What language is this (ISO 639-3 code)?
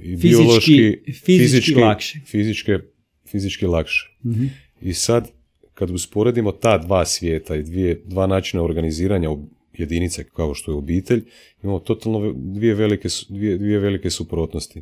hrv